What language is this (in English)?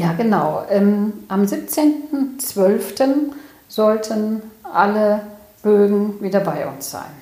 German